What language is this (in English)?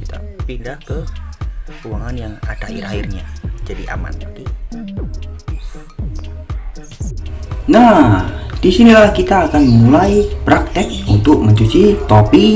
Indonesian